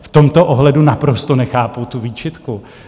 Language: Czech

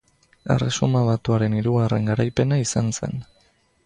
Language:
Basque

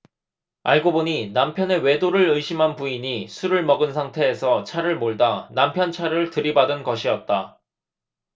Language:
Korean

